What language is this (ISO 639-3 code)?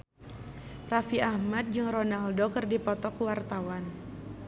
sun